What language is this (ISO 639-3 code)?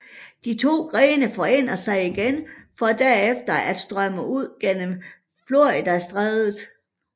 dan